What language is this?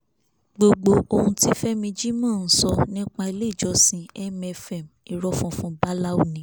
Yoruba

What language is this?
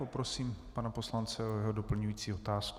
Czech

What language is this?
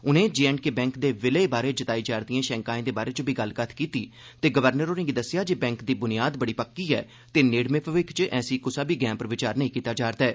Dogri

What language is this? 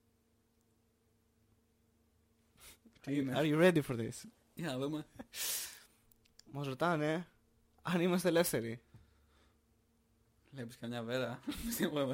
Greek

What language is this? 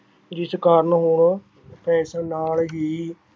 Punjabi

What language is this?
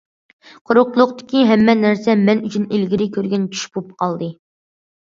Uyghur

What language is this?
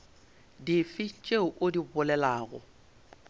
Northern Sotho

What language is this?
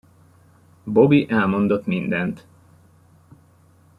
Hungarian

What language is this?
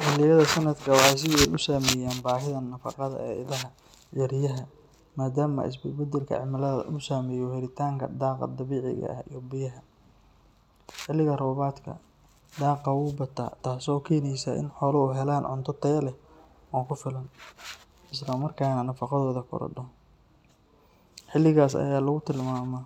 Somali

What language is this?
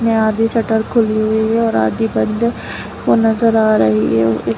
Hindi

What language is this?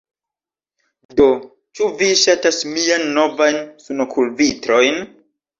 Esperanto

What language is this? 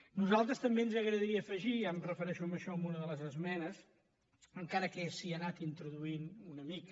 Catalan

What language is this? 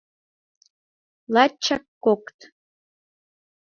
Mari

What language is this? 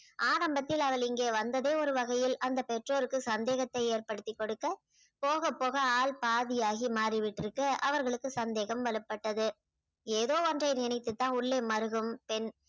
Tamil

